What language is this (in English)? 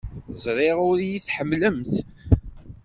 Kabyle